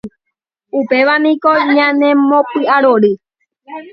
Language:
Guarani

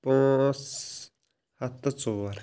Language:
Kashmiri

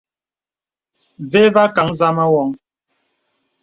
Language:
Bebele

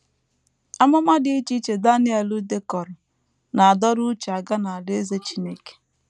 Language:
Igbo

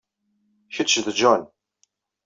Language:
Kabyle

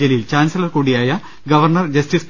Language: Malayalam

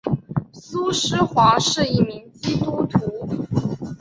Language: Chinese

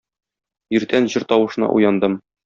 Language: Tatar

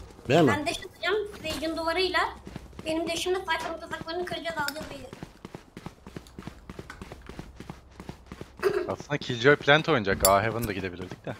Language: Turkish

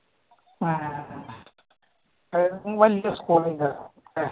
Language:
Malayalam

